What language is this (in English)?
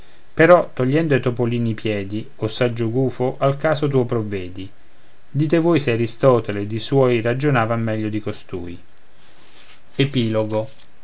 Italian